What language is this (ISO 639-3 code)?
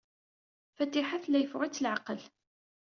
kab